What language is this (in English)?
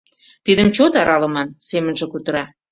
Mari